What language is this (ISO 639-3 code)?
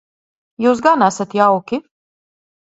lav